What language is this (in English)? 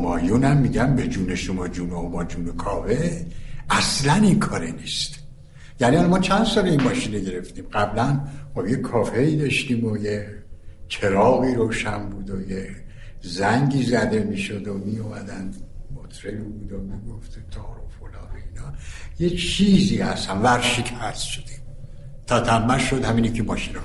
Persian